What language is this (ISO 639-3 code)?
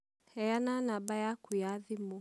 kik